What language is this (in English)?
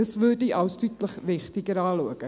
Swiss German